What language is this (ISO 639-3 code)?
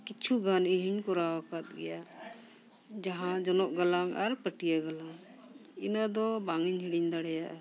sat